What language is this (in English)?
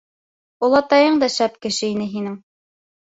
Bashkir